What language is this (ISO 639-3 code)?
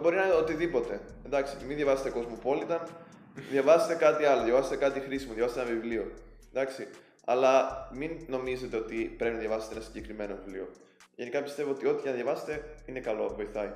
ell